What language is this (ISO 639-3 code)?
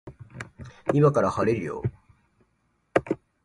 jpn